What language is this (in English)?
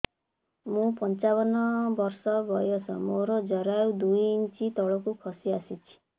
Odia